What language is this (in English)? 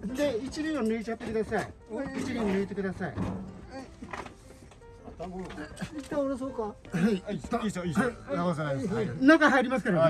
Japanese